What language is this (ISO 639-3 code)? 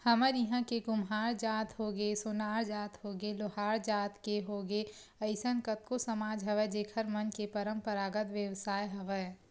hne